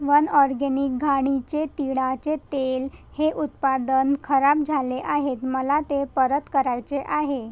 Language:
Marathi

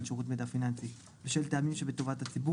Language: Hebrew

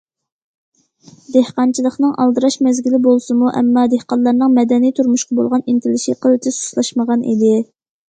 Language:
Uyghur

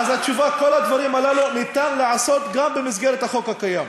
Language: Hebrew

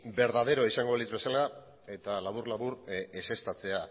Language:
Basque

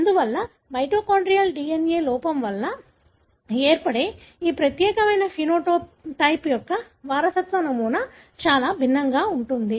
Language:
Telugu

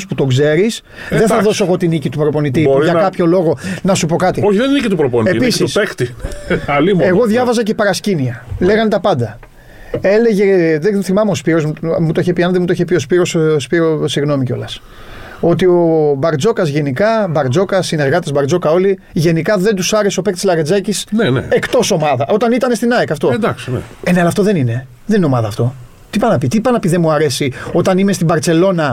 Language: Greek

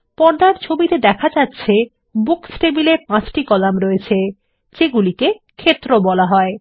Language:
Bangla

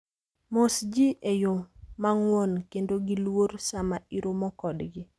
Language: Luo (Kenya and Tanzania)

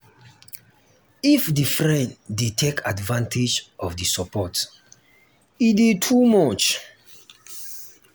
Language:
Nigerian Pidgin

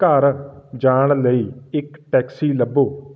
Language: Punjabi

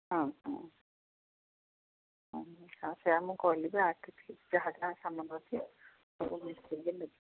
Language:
Odia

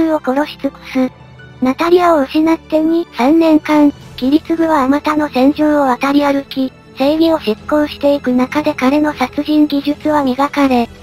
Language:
Japanese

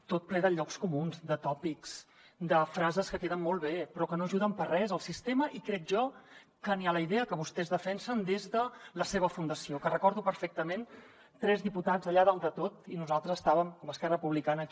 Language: Catalan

